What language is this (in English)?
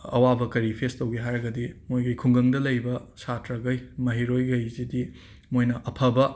Manipuri